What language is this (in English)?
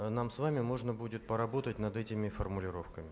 Russian